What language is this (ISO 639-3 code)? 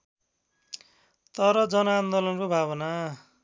nep